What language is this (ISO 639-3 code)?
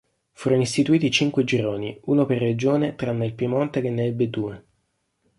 ita